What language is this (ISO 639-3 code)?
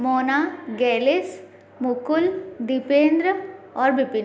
hin